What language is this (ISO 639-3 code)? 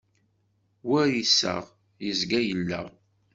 kab